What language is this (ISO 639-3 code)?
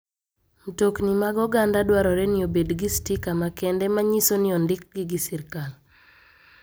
luo